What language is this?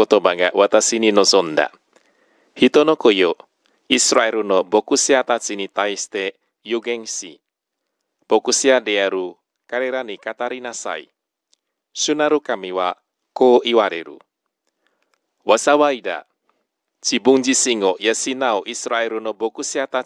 Japanese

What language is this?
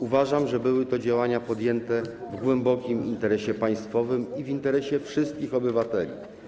Polish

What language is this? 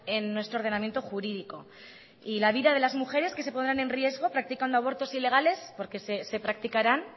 Spanish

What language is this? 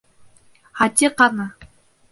Bashkir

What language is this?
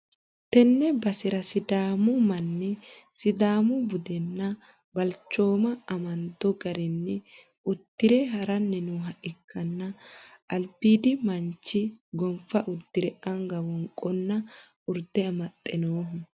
Sidamo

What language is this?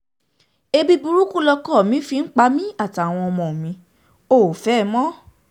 Yoruba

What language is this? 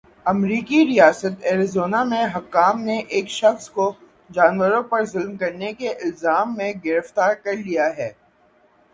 Urdu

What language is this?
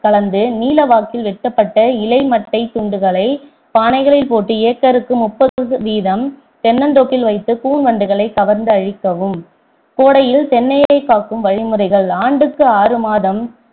Tamil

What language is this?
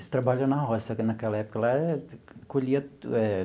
Portuguese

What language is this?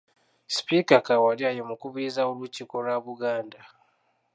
Ganda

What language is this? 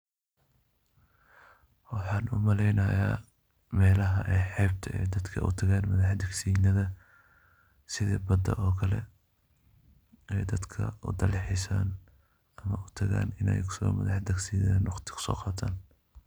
Somali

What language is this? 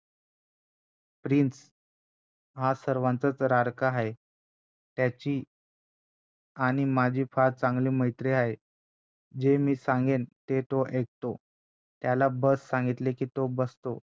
Marathi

